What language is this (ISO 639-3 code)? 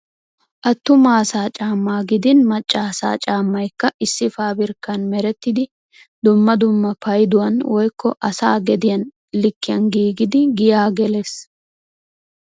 wal